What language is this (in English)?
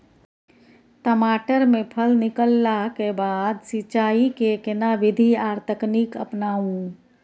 Maithili